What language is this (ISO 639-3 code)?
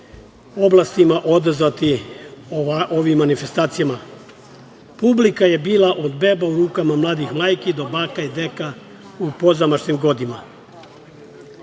srp